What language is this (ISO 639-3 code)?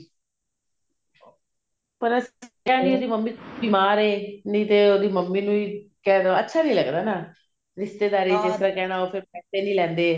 pan